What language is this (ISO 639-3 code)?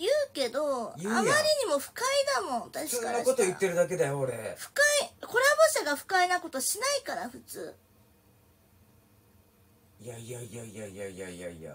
jpn